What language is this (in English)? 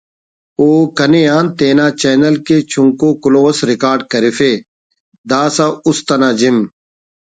Brahui